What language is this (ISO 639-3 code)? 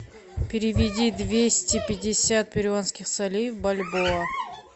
rus